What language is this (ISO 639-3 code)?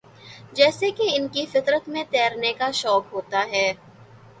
urd